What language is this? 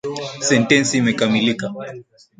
Swahili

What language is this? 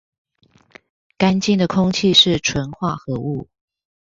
Chinese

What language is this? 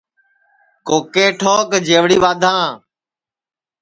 Sansi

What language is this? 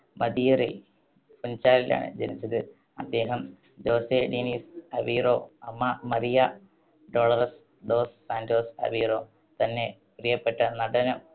Malayalam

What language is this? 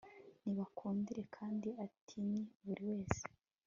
Kinyarwanda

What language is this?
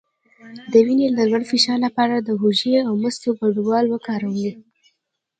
Pashto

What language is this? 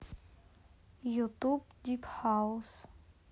Russian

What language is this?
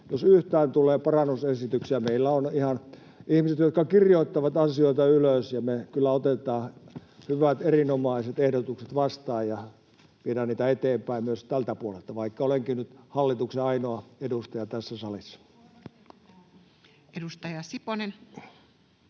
Finnish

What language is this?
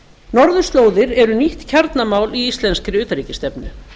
Icelandic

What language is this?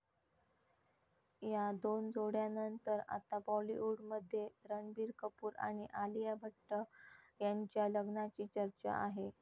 Marathi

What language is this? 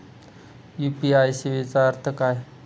Marathi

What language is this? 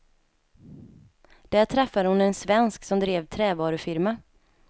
Swedish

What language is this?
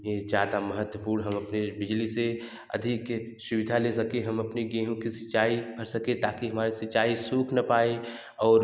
Hindi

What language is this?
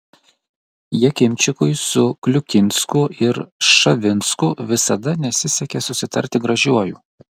Lithuanian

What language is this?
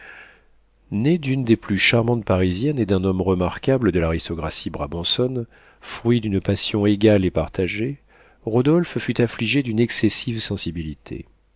French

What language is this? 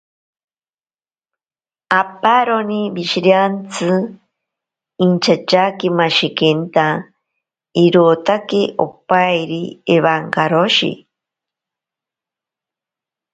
Ashéninka Perené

